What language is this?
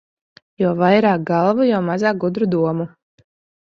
Latvian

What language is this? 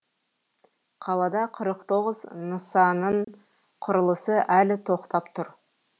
Kazakh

